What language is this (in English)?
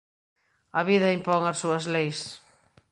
Galician